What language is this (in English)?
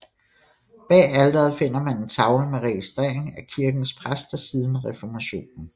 Danish